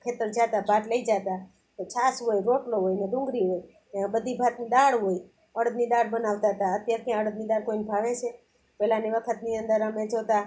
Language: Gujarati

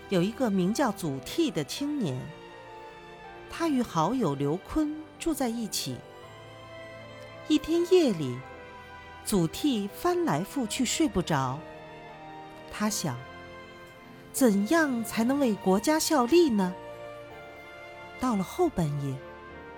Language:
Chinese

